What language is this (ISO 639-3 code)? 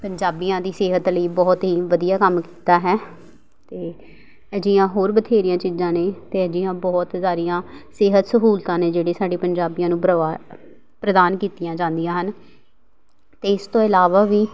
pan